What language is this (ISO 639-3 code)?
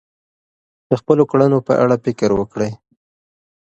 pus